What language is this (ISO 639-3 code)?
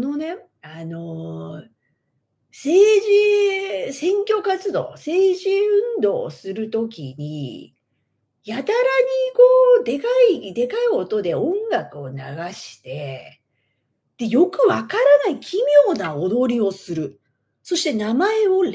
jpn